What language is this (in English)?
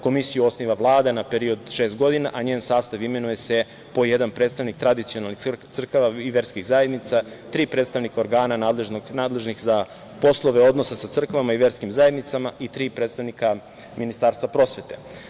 Serbian